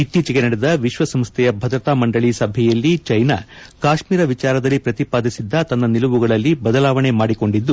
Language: Kannada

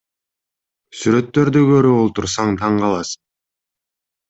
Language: Kyrgyz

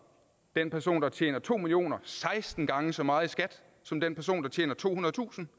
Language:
Danish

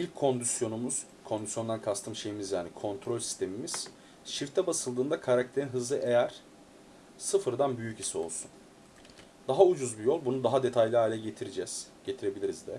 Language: Turkish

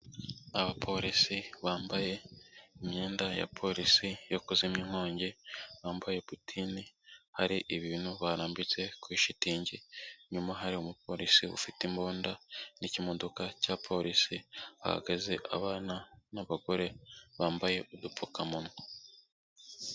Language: Kinyarwanda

